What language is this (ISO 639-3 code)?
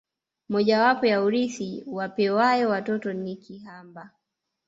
swa